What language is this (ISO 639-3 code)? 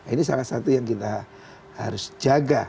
ind